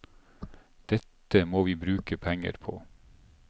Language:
Norwegian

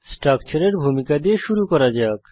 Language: Bangla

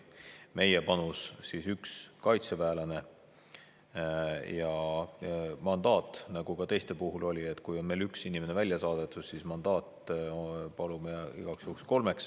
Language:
Estonian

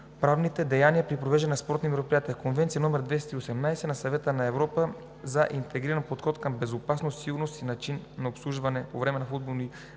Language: Bulgarian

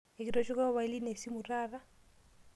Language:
Masai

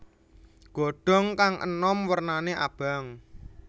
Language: Javanese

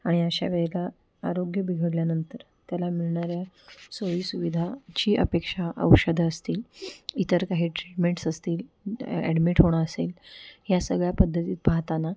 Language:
Marathi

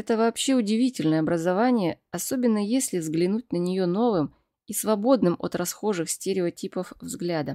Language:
Russian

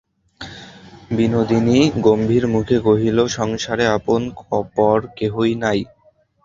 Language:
Bangla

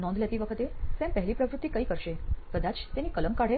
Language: Gujarati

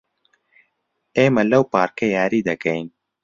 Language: Central Kurdish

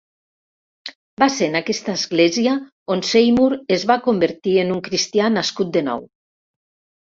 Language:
Catalan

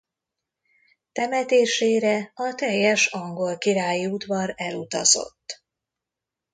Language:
Hungarian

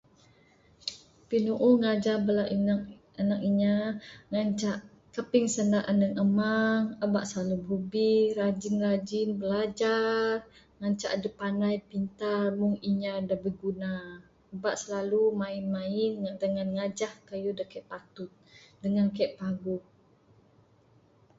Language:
Bukar-Sadung Bidayuh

